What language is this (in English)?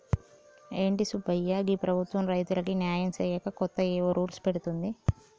Telugu